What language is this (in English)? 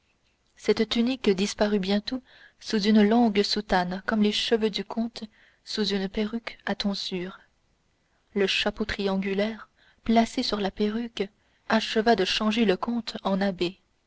French